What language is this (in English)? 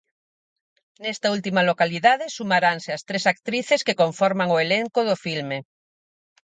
Galician